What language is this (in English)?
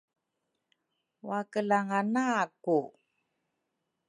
Rukai